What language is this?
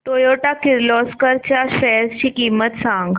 Marathi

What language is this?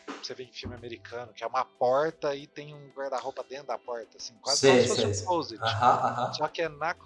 Portuguese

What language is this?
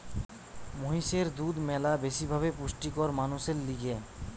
Bangla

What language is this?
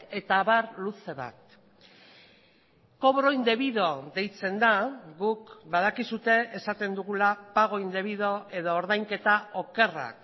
Basque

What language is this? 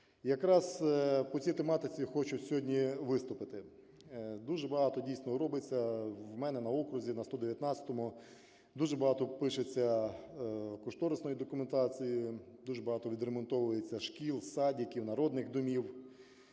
Ukrainian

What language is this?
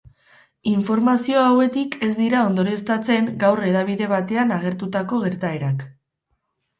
Basque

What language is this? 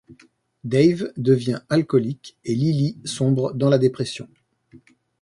French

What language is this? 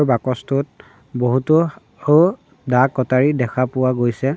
Assamese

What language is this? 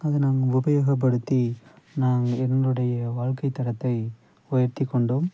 Tamil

